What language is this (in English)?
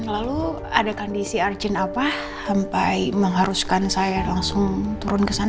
Indonesian